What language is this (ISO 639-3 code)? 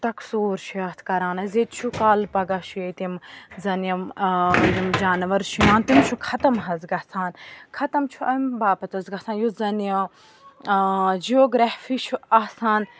kas